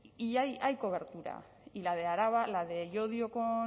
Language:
Spanish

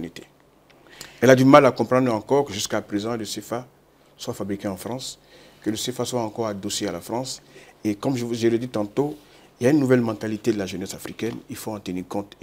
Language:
French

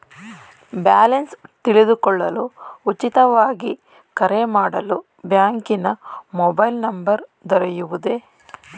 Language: Kannada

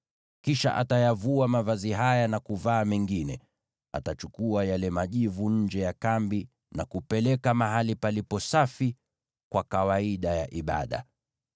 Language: Swahili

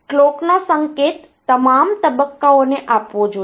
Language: Gujarati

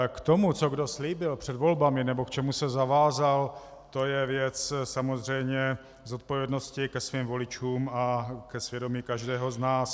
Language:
Czech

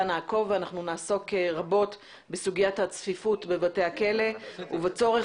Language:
Hebrew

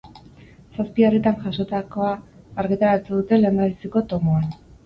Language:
Basque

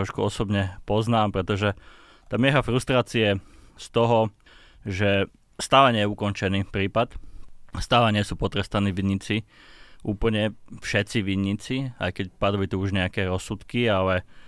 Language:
Slovak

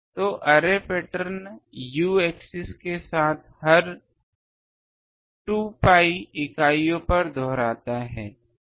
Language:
Hindi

